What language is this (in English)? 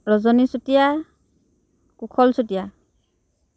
Assamese